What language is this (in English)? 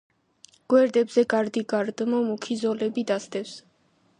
Georgian